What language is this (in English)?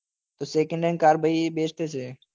Gujarati